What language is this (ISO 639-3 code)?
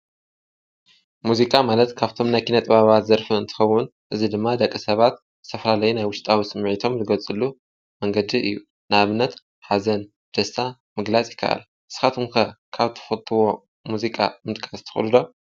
tir